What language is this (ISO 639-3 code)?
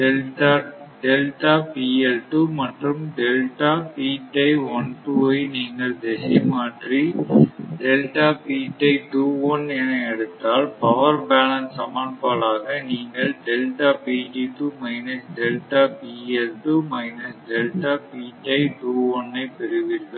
tam